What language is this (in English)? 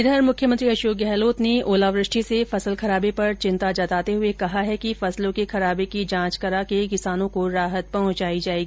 Hindi